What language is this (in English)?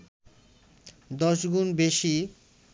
Bangla